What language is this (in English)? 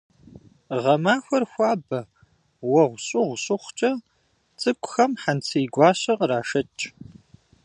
Kabardian